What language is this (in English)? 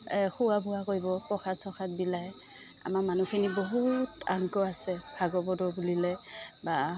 Assamese